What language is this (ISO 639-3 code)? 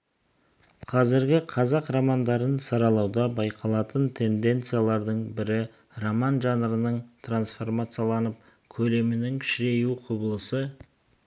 kaz